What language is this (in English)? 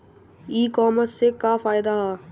Bhojpuri